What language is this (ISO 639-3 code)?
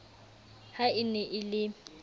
sot